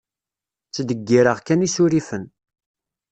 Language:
Kabyle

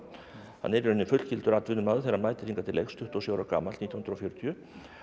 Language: Icelandic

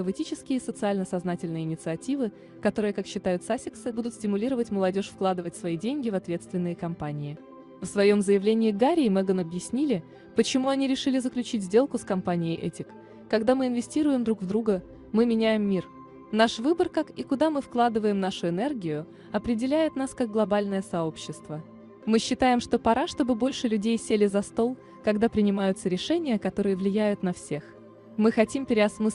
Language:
Russian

